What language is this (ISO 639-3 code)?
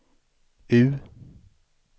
swe